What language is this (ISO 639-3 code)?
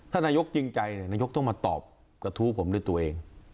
tha